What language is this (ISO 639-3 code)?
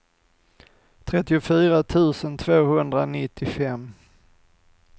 swe